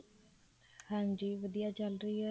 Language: Punjabi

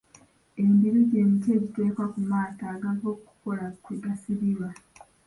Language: Ganda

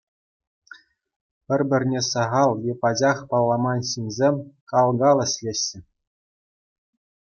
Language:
Chuvash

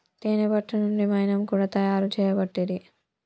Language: Telugu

